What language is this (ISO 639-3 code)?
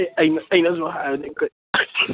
mni